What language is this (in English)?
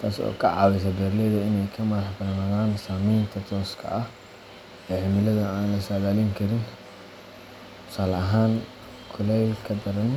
Somali